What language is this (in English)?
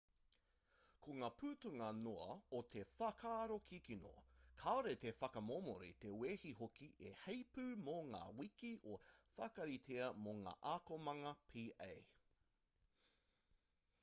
Māori